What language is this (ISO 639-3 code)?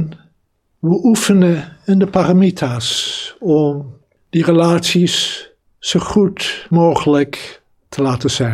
nld